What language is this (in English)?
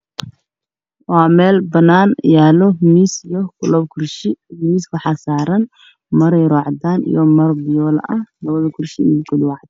Somali